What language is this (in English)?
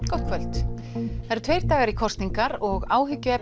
Icelandic